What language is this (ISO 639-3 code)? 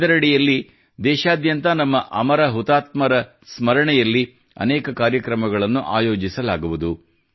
kan